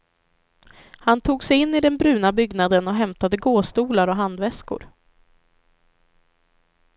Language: Swedish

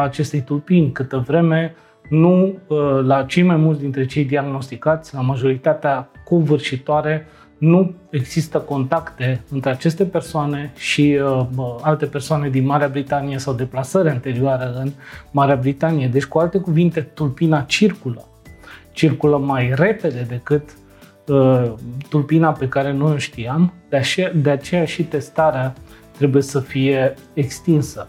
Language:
Romanian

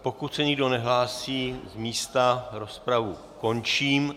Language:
Czech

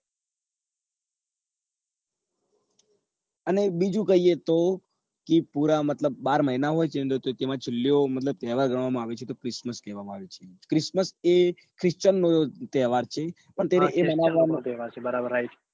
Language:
Gujarati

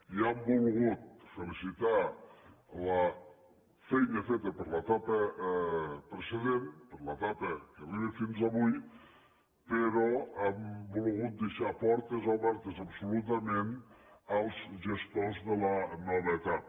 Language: Catalan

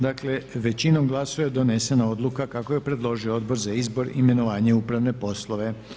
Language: Croatian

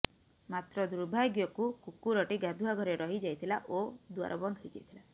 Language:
Odia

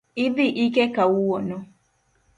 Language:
Luo (Kenya and Tanzania)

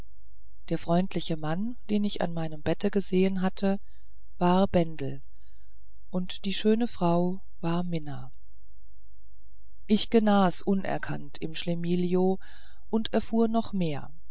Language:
German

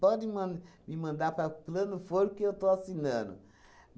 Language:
Portuguese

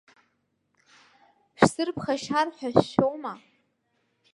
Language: Abkhazian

